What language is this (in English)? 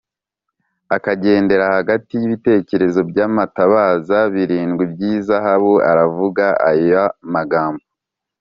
Kinyarwanda